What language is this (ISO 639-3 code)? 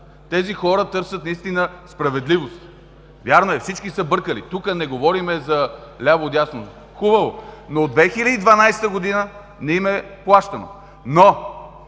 bul